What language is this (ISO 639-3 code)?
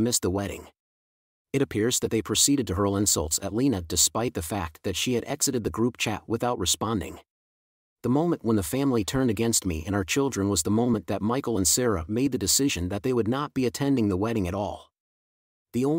eng